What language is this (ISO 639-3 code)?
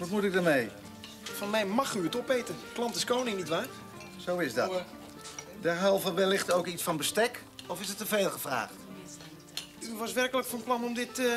nld